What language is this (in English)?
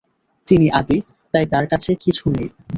Bangla